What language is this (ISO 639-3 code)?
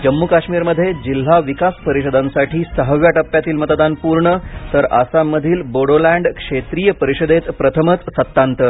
mar